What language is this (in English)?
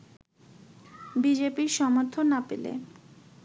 Bangla